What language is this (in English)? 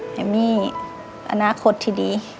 Thai